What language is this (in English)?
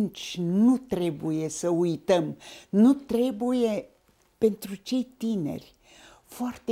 Romanian